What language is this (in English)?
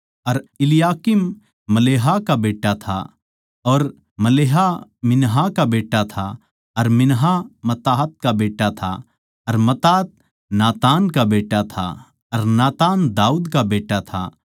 Haryanvi